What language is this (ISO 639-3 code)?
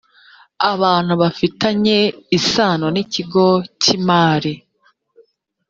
kin